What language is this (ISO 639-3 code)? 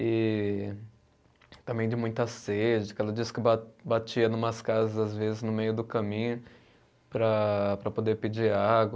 por